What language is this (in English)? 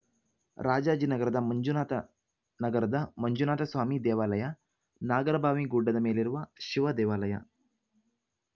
Kannada